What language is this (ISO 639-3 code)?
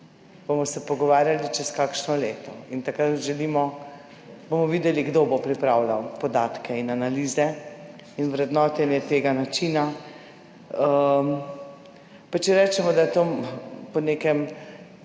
slv